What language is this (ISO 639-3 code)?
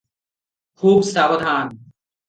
ori